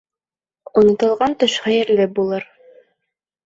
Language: Bashkir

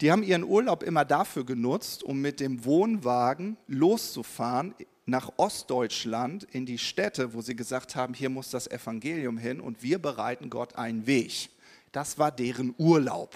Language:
German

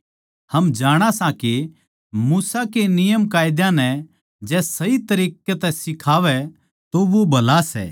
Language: Haryanvi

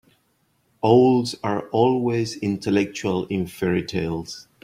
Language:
English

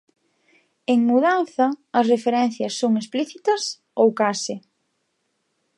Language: Galician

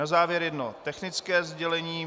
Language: Czech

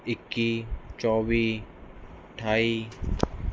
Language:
Punjabi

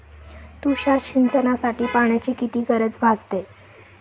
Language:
Marathi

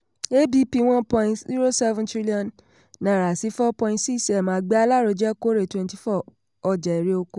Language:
Yoruba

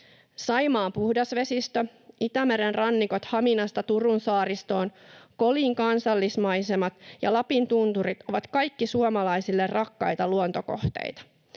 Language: Finnish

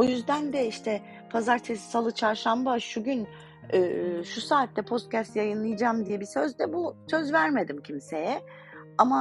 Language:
Turkish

